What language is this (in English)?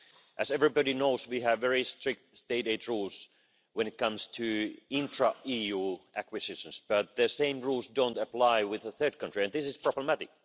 English